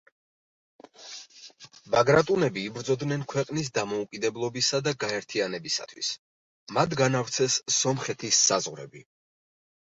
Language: Georgian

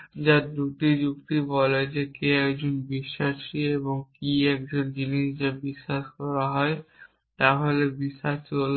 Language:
Bangla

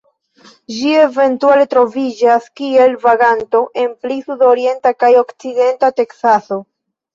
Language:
Esperanto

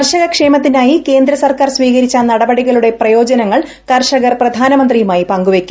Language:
Malayalam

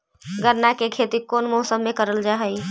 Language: Magahi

